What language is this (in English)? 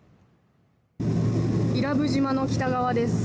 Japanese